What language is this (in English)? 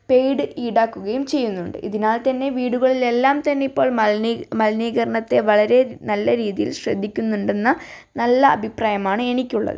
Malayalam